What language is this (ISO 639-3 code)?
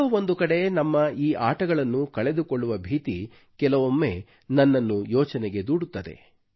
kan